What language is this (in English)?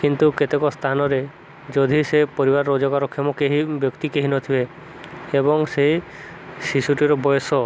Odia